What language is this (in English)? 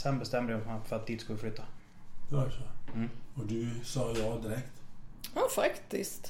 Swedish